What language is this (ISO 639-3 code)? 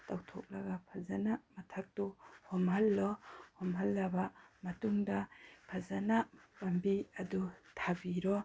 mni